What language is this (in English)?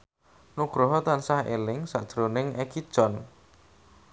Javanese